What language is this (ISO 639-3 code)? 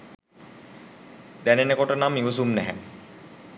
sin